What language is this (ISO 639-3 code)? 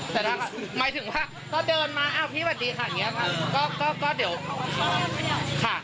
tha